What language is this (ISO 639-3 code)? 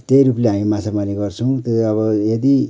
nep